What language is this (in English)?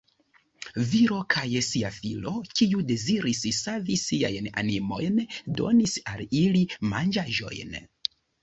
Esperanto